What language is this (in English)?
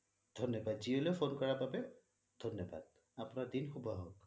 Assamese